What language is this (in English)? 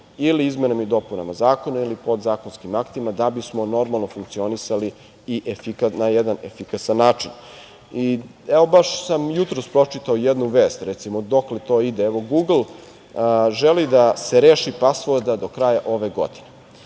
Serbian